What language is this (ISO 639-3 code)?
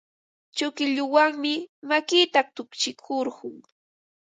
qva